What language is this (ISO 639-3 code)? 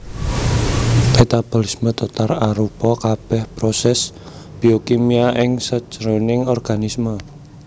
jav